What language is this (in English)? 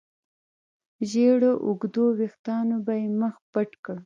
Pashto